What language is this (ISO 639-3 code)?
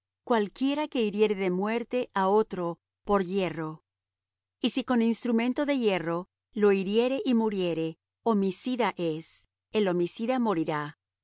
spa